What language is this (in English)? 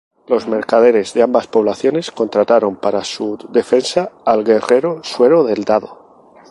Spanish